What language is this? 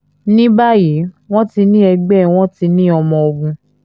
Yoruba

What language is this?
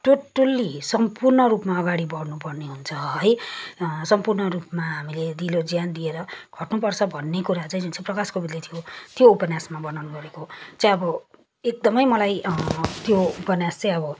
Nepali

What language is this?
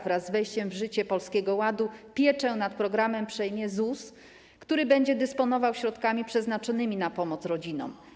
Polish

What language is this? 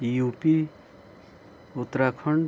Nepali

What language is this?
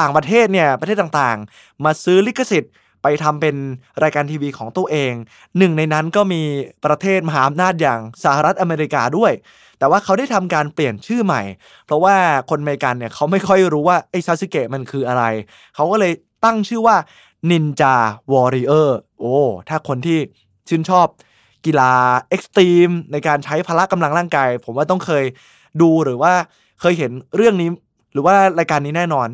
Thai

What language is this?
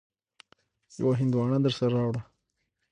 Pashto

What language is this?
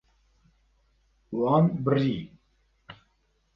Kurdish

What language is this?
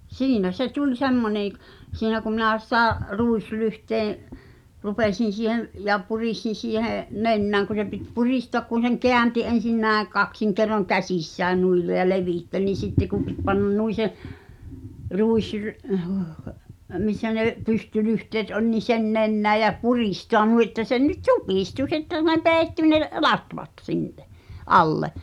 Finnish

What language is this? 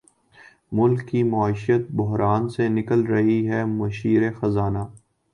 Urdu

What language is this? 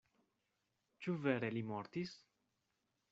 Esperanto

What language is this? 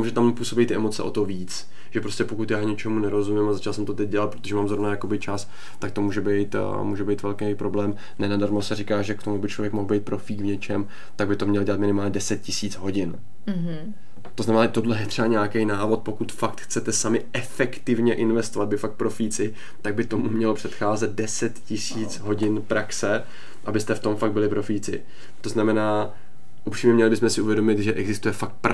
Czech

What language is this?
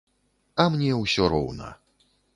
Belarusian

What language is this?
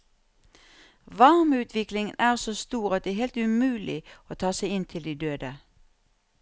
Norwegian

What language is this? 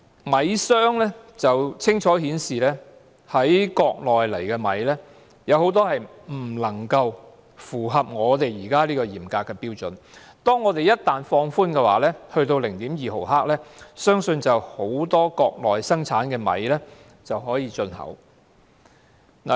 Cantonese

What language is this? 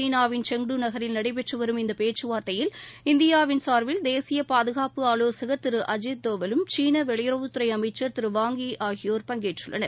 Tamil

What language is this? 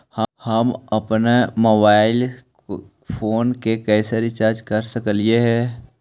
Magahi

